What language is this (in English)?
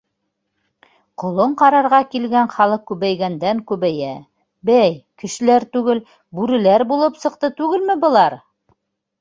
Bashkir